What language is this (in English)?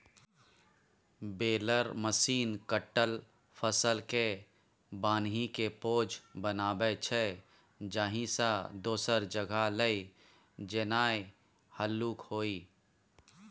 Maithili